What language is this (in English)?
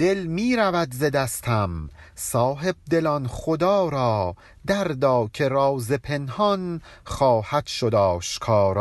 Persian